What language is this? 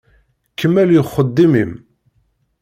Kabyle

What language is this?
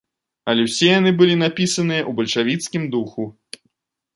Belarusian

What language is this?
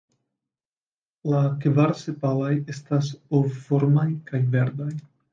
Esperanto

